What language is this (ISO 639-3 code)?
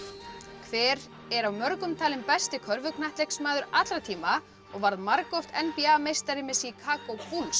isl